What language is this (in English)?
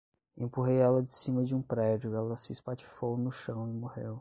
Portuguese